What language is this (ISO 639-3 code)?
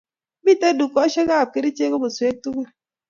kln